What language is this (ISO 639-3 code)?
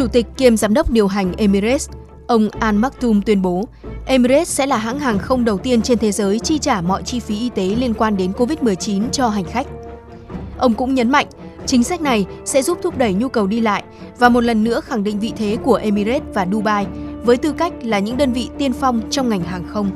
vie